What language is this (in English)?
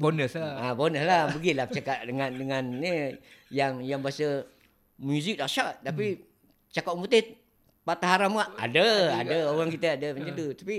Malay